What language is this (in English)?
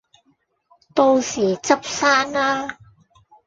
Cantonese